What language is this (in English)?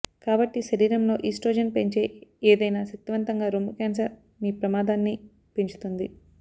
Telugu